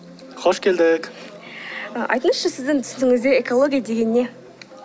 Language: Kazakh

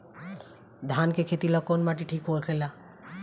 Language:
Bhojpuri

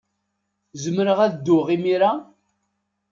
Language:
Kabyle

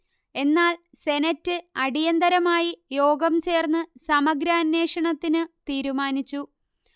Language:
Malayalam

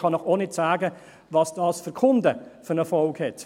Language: Swiss German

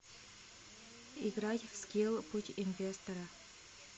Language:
Russian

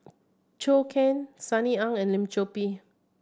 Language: English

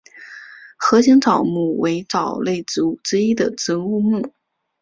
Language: Chinese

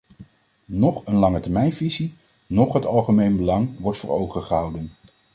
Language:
Dutch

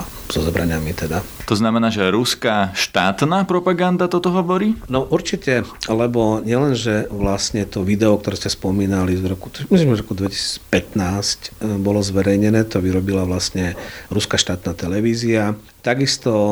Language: Slovak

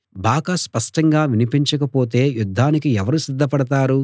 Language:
Telugu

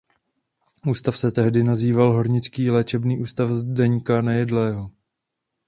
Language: Czech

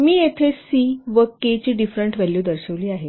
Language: Marathi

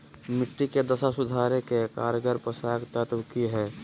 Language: Magahi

